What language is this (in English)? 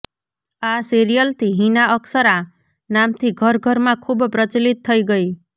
Gujarati